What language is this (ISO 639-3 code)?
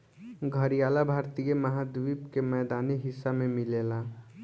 bho